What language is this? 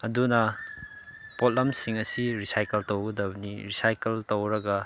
Manipuri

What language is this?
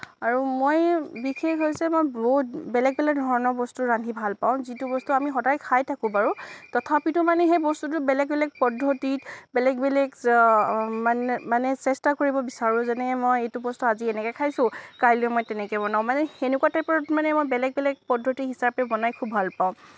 Assamese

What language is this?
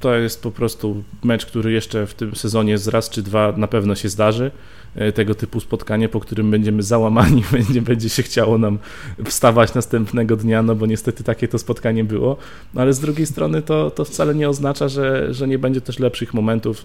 Polish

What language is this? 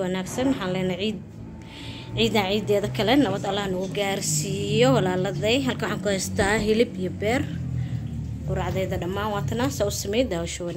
Arabic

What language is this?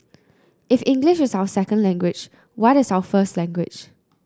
English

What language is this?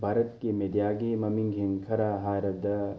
Manipuri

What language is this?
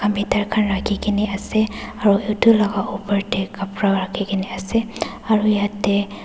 Naga Pidgin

